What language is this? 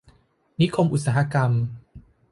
Thai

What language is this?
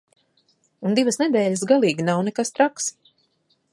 Latvian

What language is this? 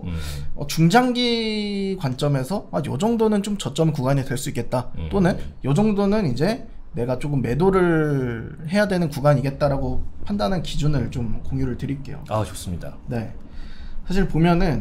Korean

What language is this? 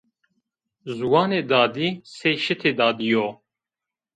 Zaza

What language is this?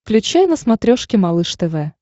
Russian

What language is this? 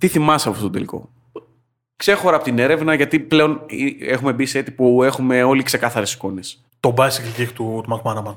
Greek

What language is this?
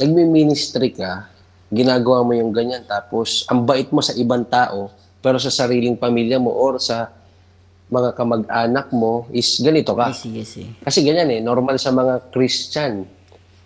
Filipino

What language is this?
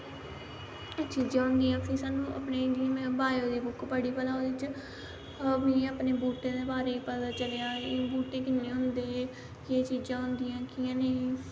Dogri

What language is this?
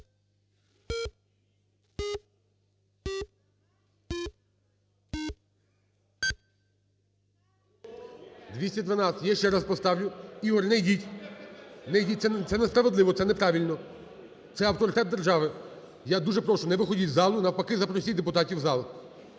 Ukrainian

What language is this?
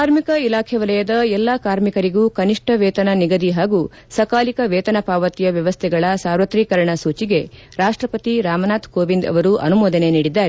Kannada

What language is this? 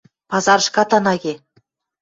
Western Mari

